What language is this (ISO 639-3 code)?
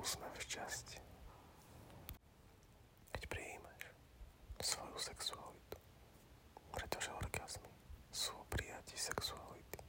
slk